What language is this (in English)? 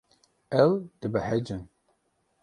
Kurdish